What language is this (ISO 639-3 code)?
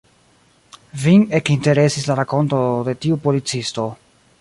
epo